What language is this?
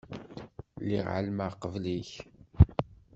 Kabyle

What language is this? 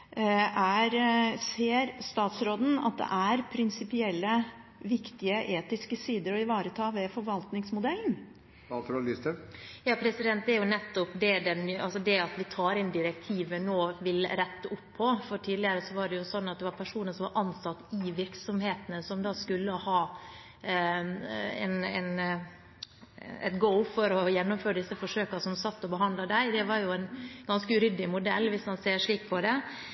Norwegian Bokmål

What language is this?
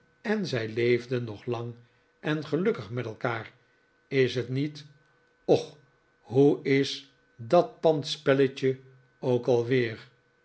Dutch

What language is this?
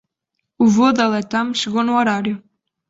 Portuguese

